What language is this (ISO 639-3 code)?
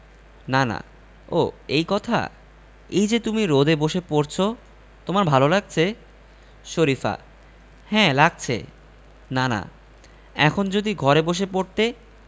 ben